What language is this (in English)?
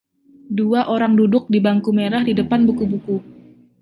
Indonesian